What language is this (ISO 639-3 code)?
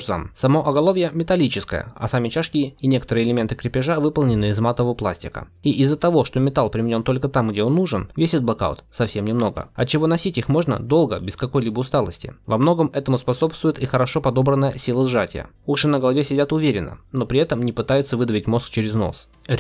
rus